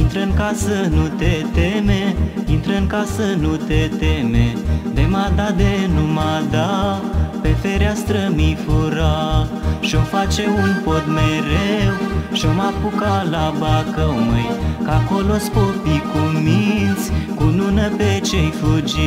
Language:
Romanian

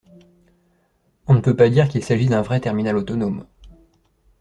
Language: French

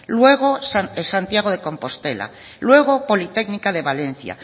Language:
Spanish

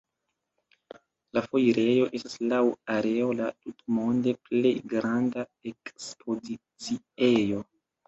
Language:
Esperanto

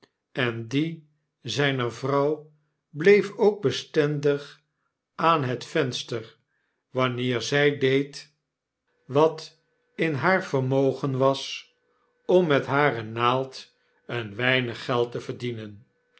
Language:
Dutch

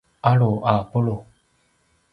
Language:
Paiwan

